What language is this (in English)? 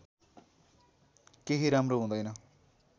Nepali